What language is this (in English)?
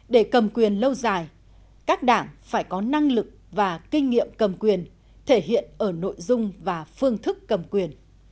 Vietnamese